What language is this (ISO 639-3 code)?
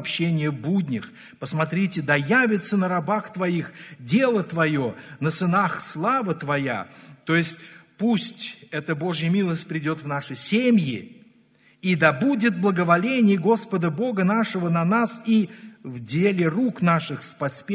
rus